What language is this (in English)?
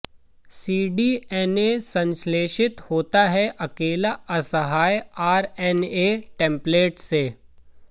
Hindi